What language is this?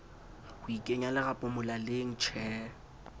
Southern Sotho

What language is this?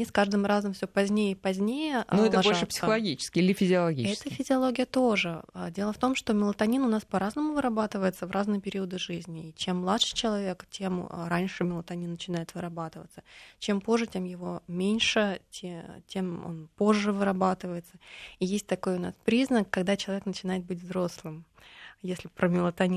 Russian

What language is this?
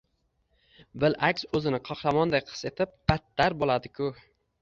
Uzbek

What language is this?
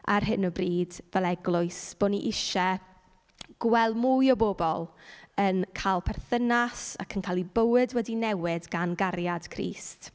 Welsh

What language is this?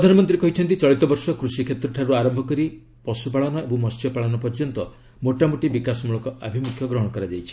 Odia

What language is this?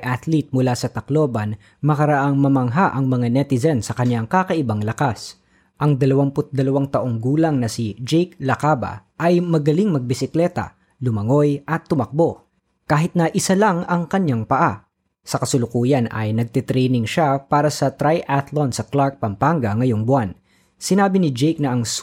Filipino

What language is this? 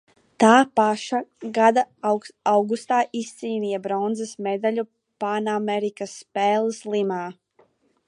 Latvian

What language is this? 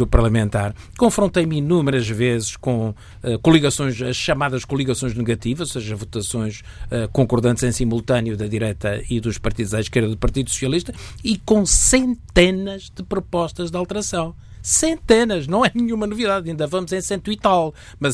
Portuguese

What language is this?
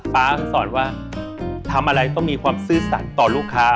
Thai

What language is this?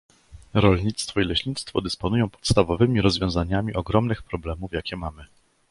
Polish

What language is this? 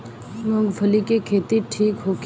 Bhojpuri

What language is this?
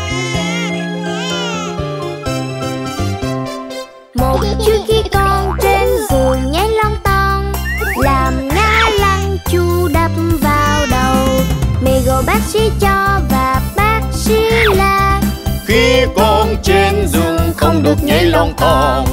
Vietnamese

